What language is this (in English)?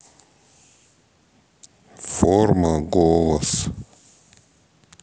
Russian